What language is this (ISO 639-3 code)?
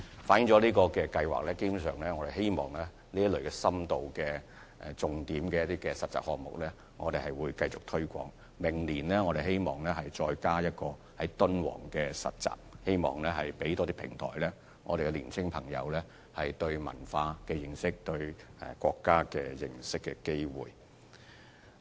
yue